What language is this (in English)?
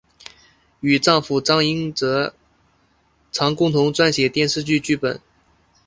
Chinese